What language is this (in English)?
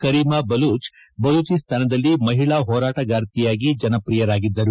Kannada